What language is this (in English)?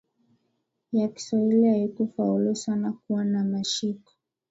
Swahili